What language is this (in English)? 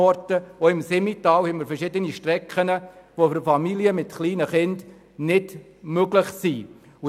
Swiss German